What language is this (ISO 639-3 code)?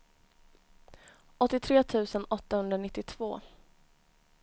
swe